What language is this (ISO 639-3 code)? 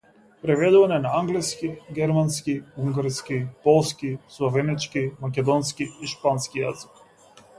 mkd